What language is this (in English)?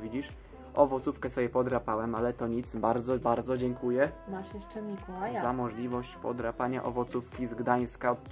Polish